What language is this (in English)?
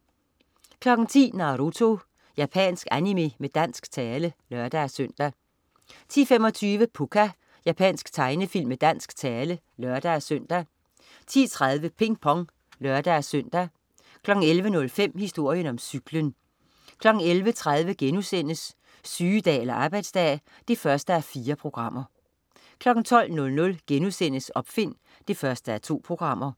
Danish